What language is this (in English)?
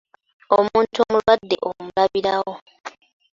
Ganda